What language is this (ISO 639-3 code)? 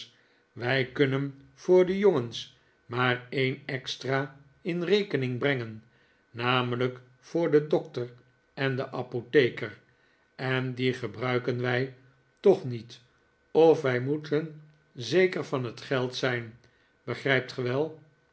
nld